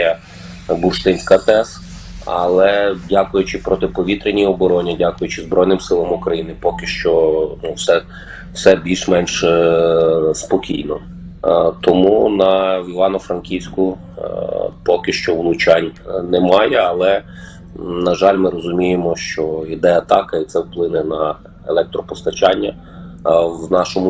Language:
Ukrainian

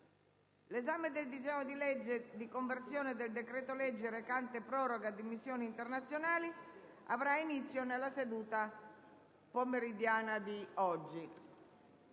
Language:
Italian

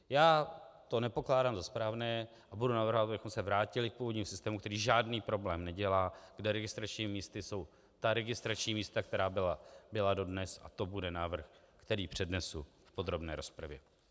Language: Czech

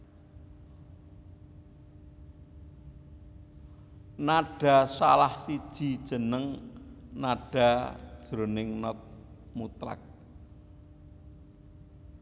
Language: Javanese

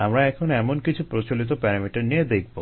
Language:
Bangla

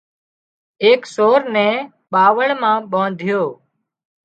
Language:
Wadiyara Koli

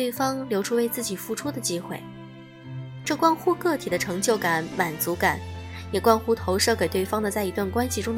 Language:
Chinese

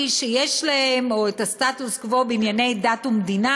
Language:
Hebrew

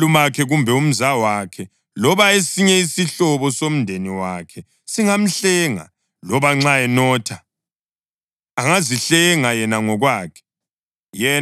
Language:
North Ndebele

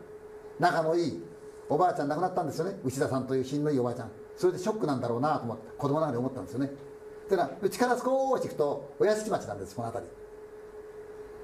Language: Japanese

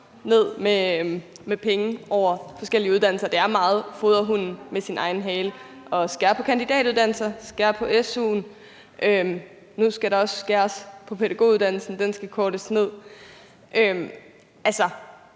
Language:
Danish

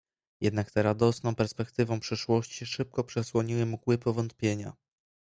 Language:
Polish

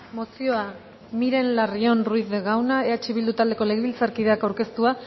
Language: Basque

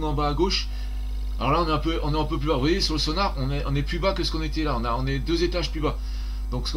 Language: French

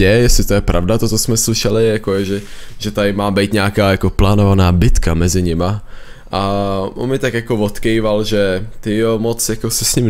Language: Czech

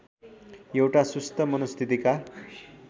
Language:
Nepali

